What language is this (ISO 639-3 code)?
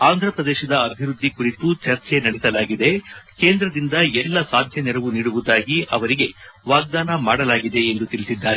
kan